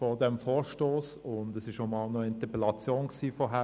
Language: Swiss German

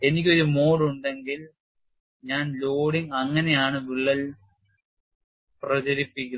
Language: Malayalam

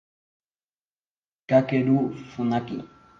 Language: Spanish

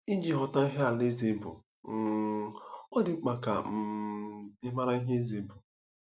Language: Igbo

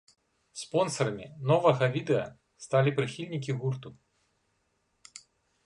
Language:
Belarusian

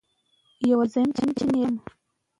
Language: Pashto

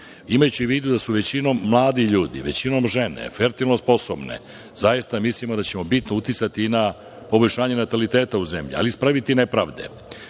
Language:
Serbian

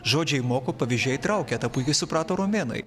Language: Lithuanian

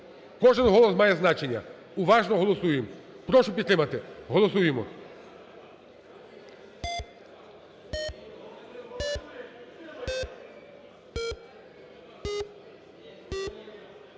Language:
Ukrainian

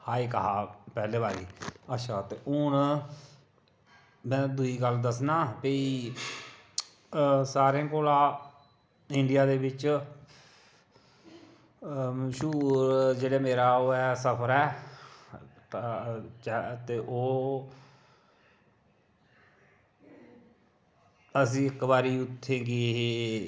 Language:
Dogri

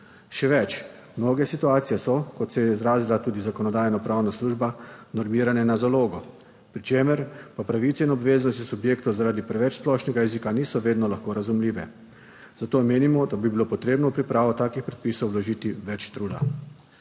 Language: Slovenian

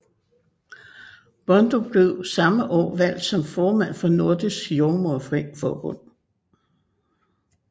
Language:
Danish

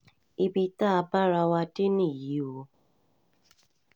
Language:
Yoruba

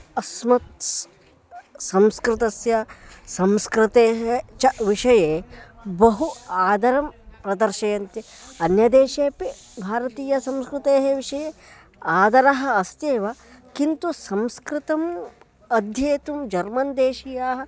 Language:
Sanskrit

